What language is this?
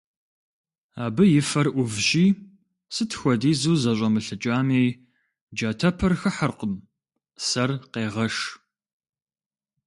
Kabardian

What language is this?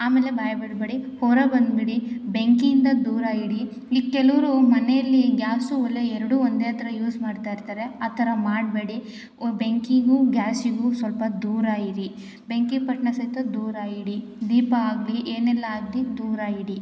Kannada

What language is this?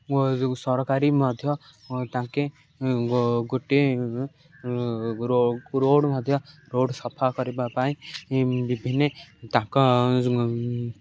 Odia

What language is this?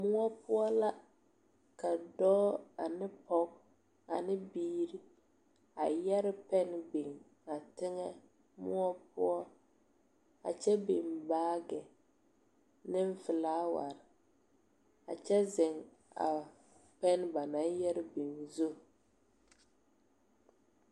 Southern Dagaare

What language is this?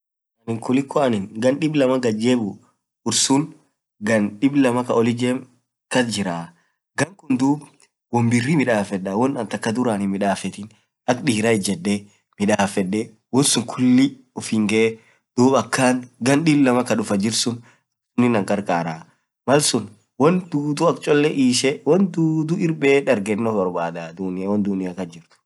Orma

